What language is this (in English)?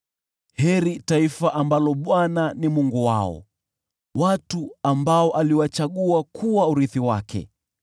Swahili